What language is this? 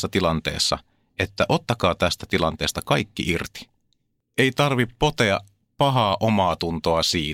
Finnish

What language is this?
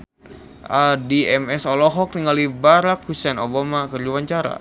Sundanese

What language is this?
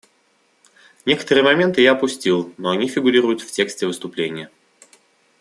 Russian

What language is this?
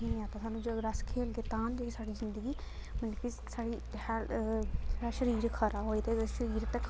Dogri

